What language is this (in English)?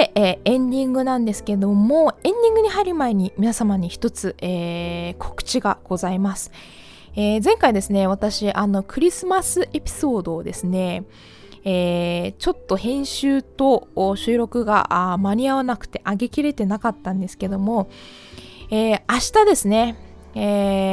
Japanese